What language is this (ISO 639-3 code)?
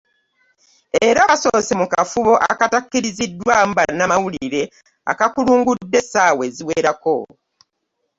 lug